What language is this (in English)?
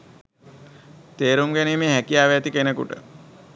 Sinhala